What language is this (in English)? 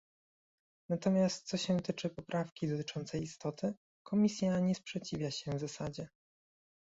Polish